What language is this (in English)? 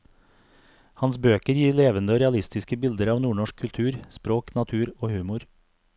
Norwegian